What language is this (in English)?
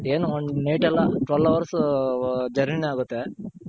Kannada